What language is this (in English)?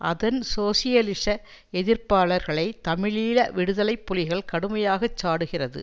Tamil